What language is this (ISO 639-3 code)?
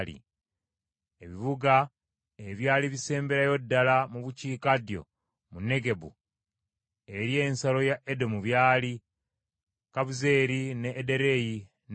lug